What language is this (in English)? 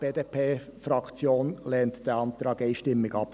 Swiss German